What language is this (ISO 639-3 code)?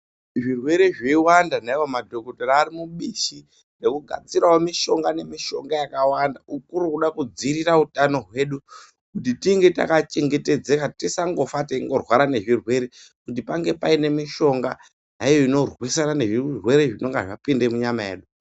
ndc